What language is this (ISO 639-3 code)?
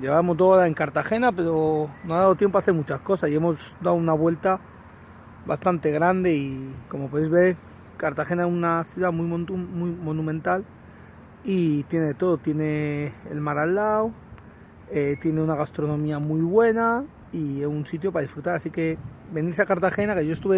spa